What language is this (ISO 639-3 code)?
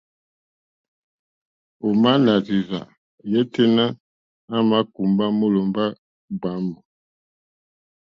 bri